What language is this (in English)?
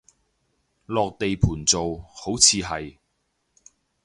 Cantonese